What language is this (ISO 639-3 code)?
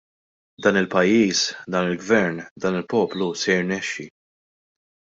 mlt